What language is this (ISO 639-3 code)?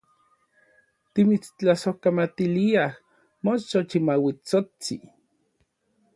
nlv